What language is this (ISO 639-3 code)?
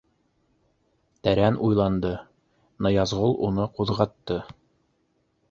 bak